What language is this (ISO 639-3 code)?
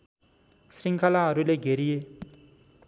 nep